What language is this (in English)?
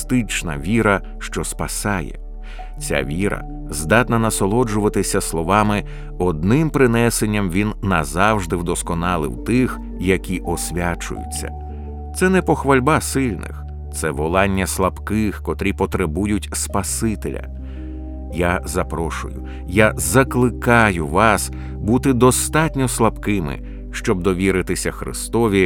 Ukrainian